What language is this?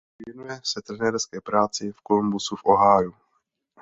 Czech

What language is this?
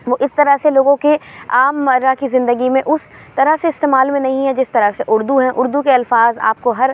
Urdu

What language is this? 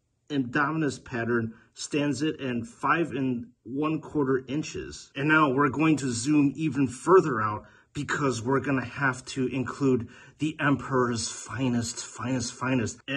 English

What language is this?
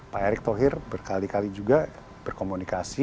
Indonesian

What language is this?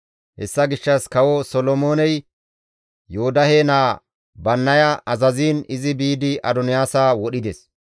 Gamo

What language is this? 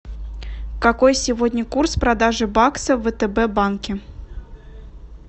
Russian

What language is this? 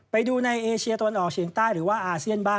Thai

